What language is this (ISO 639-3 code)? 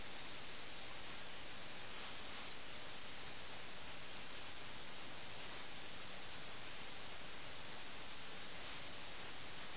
mal